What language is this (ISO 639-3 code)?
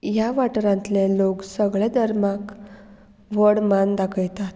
kok